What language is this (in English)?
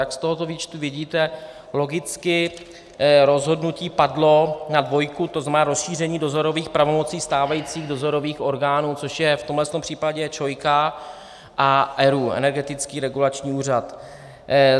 Czech